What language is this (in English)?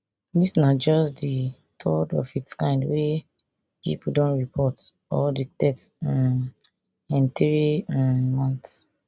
Nigerian Pidgin